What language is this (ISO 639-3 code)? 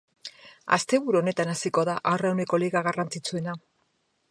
eus